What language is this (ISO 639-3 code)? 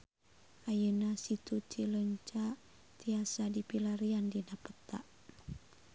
sun